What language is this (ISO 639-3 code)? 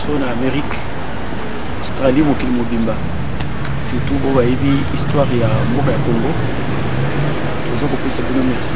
fra